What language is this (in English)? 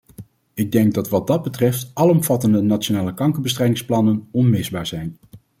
Dutch